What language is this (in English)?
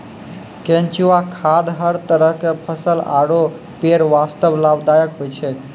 Maithili